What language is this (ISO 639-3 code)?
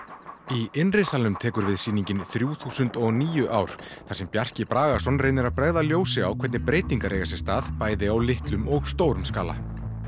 isl